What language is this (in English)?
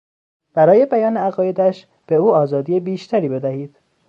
Persian